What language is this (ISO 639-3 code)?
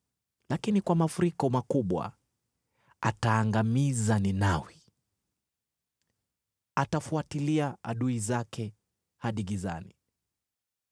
swa